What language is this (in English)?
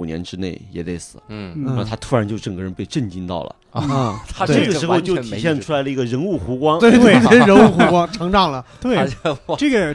Chinese